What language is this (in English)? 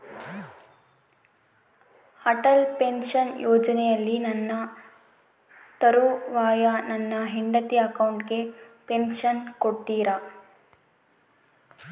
Kannada